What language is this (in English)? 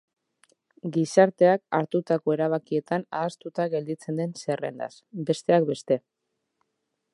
Basque